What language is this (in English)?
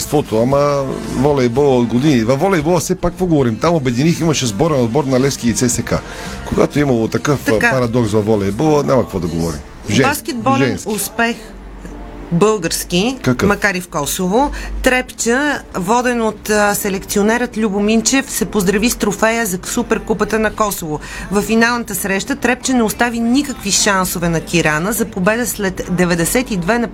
Bulgarian